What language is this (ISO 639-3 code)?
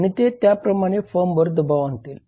mar